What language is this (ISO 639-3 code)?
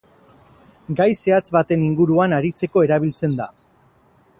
eus